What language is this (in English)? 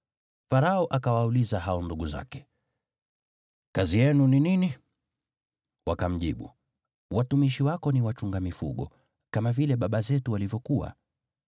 Swahili